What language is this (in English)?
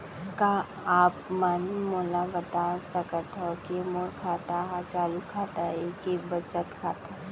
Chhattisgarhi